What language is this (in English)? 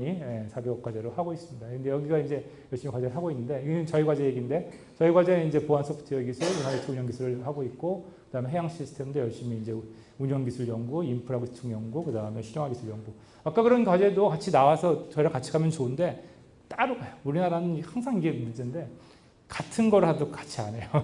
Korean